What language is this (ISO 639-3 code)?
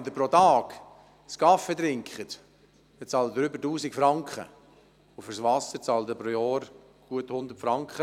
gsw